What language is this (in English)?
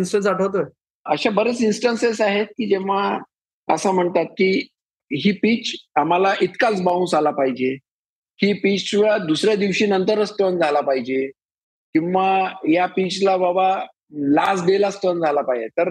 Marathi